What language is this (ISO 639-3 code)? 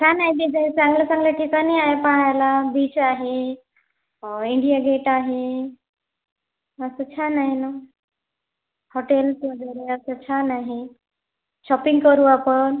mar